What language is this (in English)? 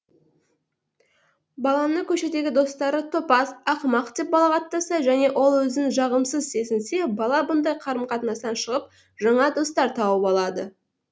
Kazakh